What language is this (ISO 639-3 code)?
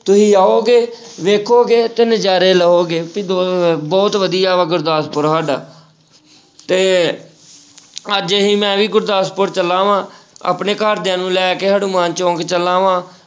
pan